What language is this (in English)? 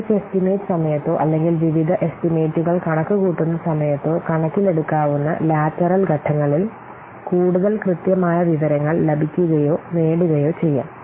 Malayalam